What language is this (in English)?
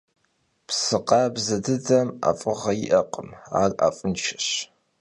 Kabardian